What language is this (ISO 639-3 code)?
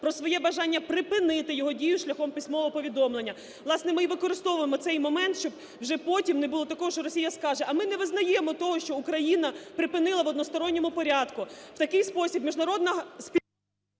ukr